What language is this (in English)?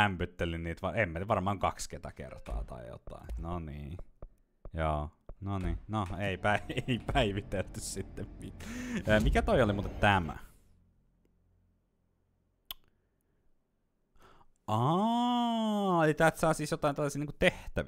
Finnish